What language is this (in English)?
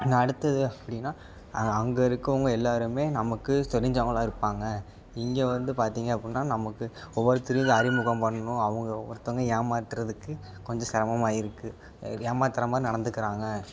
Tamil